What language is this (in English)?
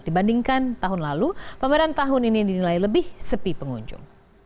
Indonesian